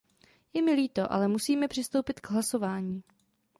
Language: Czech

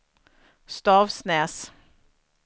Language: Swedish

